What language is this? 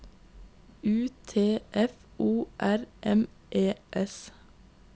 Norwegian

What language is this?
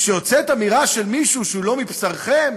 Hebrew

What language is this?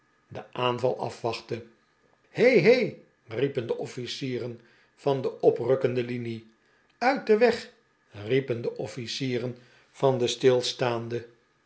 Dutch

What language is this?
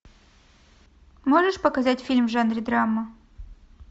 Russian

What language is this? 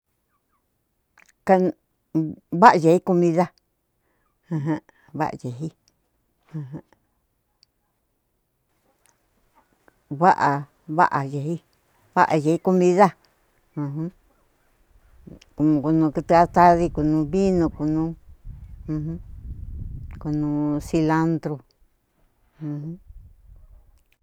Cuyamecalco Mixtec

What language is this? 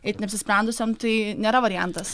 Lithuanian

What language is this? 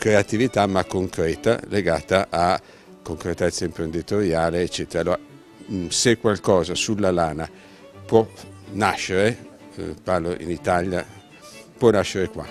Italian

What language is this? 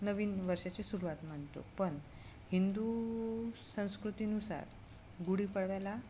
Marathi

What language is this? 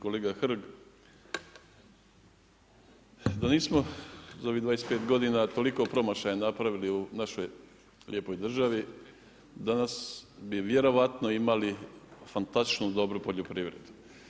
Croatian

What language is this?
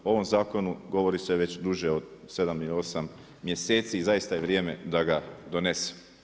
Croatian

